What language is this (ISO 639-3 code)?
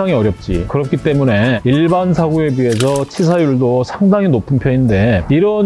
kor